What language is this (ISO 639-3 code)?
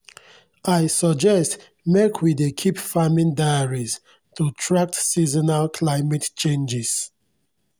pcm